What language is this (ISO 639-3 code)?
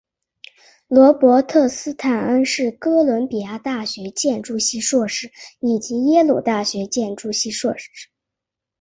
zho